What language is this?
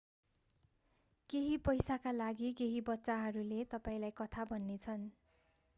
Nepali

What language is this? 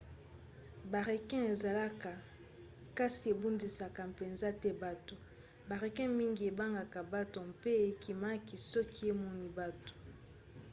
Lingala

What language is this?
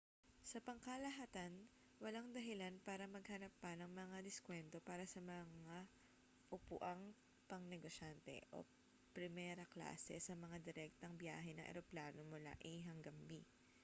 Filipino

